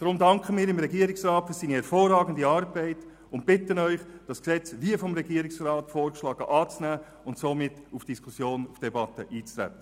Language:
Swiss German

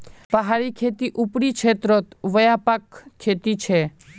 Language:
Magahi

